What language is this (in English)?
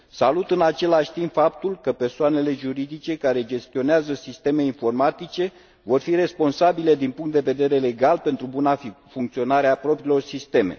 Romanian